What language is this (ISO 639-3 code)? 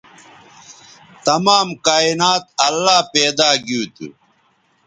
btv